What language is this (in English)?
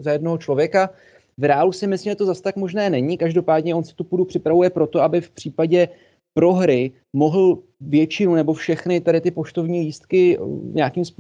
Czech